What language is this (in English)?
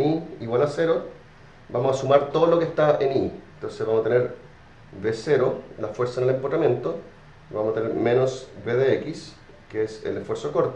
Spanish